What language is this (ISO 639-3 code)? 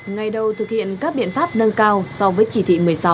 vie